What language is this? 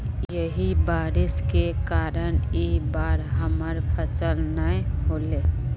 Magahi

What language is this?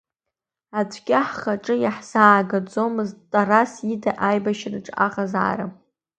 Abkhazian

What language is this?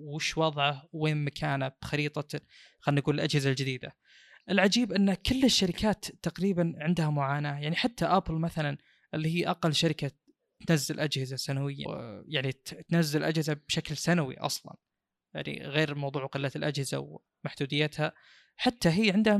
Arabic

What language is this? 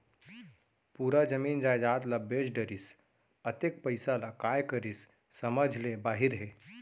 Chhattisgarhi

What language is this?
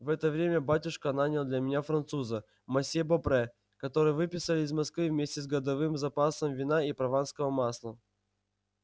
Russian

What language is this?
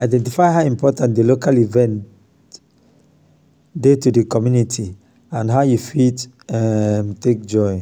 Nigerian Pidgin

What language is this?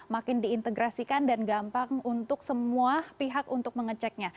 Indonesian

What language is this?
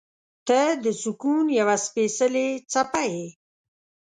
Pashto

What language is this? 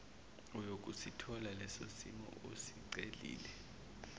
Zulu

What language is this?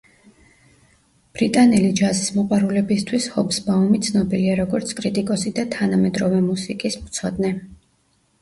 Georgian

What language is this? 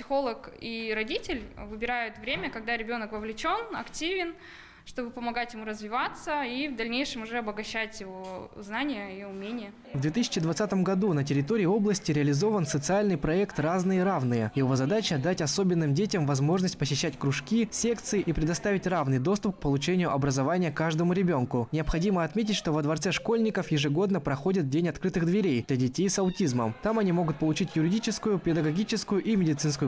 Russian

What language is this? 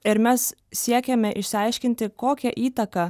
Lithuanian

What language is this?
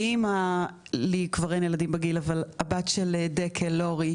Hebrew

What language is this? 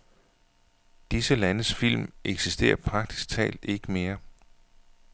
Danish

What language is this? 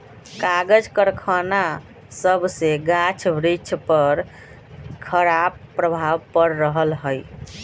Magahi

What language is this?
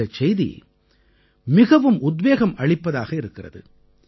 Tamil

